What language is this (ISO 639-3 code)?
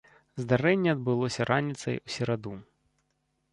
bel